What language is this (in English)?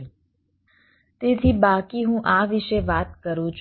Gujarati